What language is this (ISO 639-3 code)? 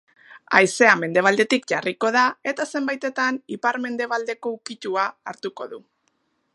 eus